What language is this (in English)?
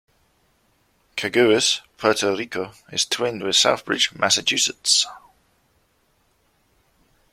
English